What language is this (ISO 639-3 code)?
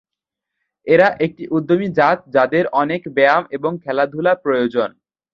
ben